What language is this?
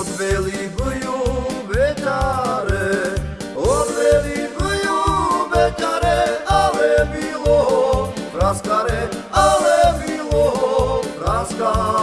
Slovak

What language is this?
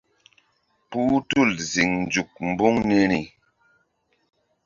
Mbum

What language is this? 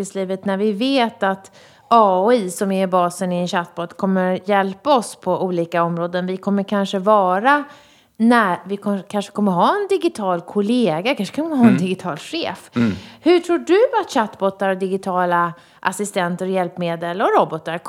Swedish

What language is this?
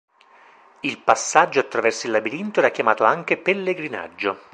Italian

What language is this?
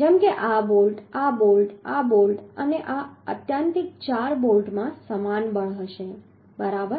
Gujarati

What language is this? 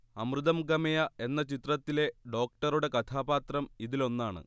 Malayalam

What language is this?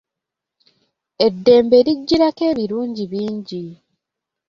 Ganda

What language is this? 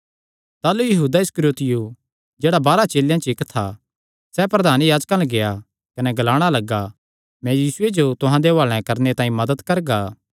Kangri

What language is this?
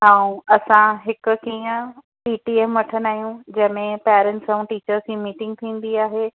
Sindhi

